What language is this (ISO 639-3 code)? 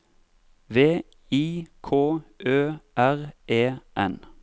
nor